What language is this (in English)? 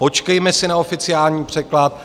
Czech